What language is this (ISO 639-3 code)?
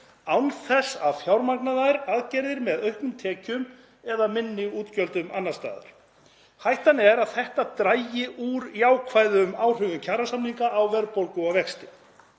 isl